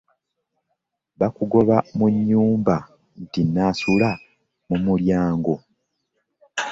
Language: Ganda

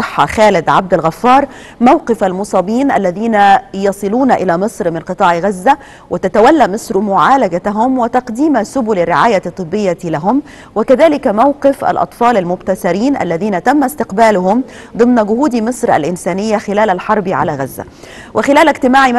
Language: Arabic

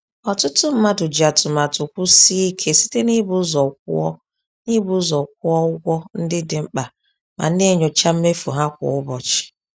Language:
Igbo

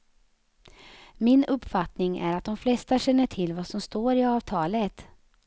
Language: Swedish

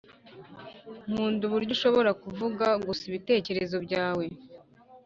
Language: Kinyarwanda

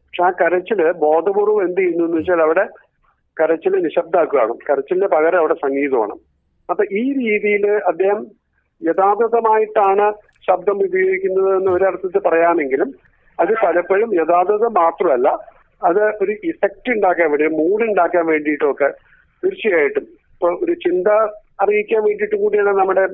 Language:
Malayalam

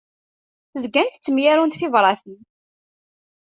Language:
Kabyle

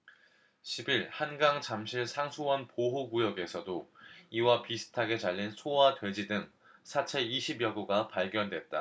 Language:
Korean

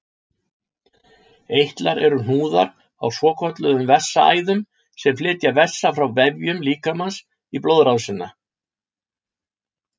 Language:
Icelandic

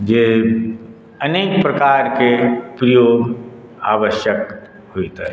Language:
Maithili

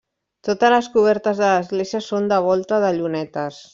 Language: Catalan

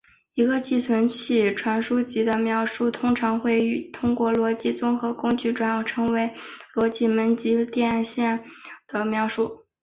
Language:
Chinese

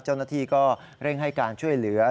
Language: Thai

